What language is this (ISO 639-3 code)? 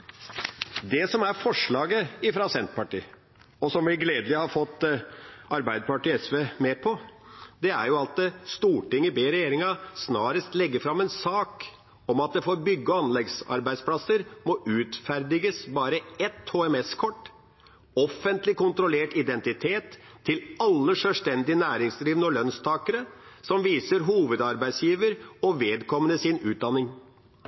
nno